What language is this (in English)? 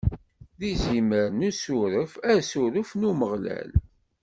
Kabyle